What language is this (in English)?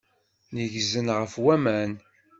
Kabyle